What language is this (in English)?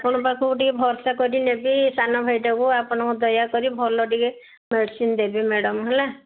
Odia